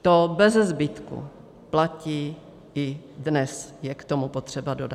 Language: Czech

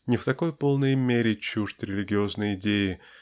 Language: Russian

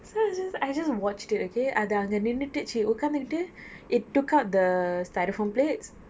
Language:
English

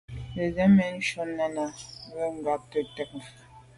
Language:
Medumba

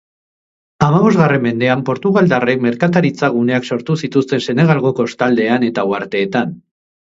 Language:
Basque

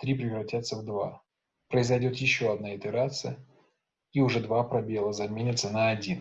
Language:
Russian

